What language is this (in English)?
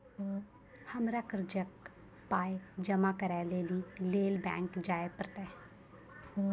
Maithili